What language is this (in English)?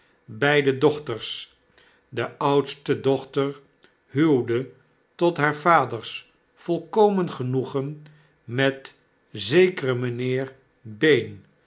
Dutch